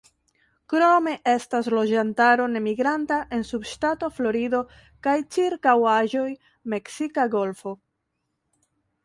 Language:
Esperanto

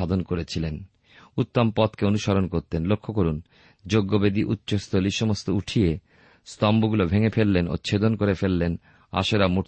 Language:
Bangla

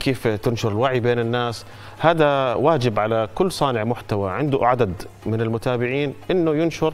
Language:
Arabic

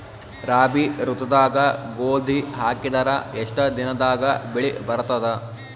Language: Kannada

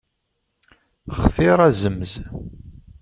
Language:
Kabyle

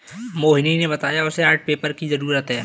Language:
Hindi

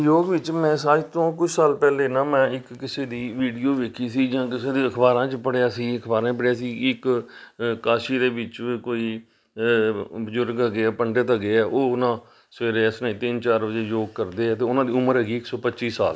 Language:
Punjabi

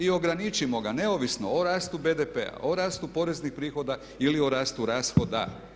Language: Croatian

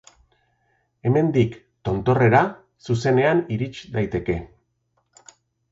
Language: Basque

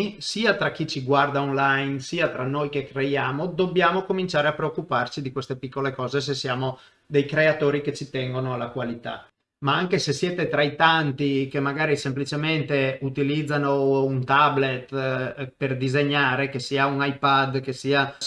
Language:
Italian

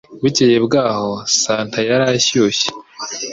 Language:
Kinyarwanda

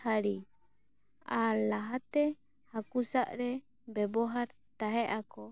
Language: Santali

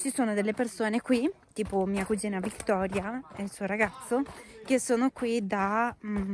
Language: Italian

